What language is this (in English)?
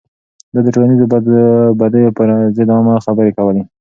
Pashto